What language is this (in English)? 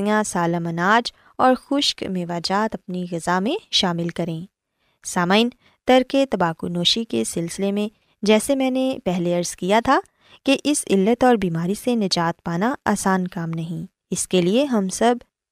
Urdu